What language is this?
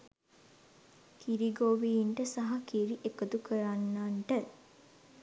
Sinhala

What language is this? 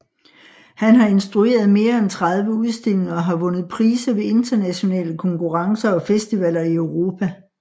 Danish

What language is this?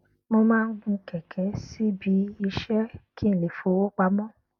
Yoruba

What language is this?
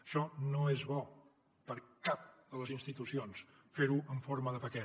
Catalan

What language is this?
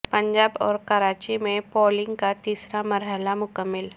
Urdu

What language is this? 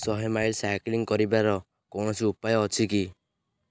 Odia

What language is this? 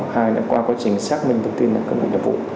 Vietnamese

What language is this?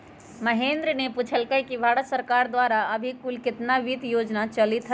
Magahi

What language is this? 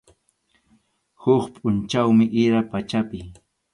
Arequipa-La Unión Quechua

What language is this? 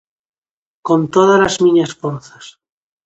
Galician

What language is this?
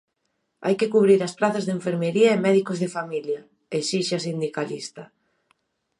Galician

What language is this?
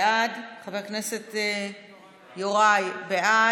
Hebrew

